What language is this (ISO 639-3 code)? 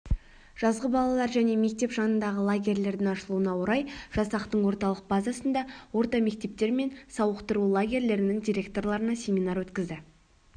kaz